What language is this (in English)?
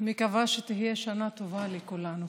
Hebrew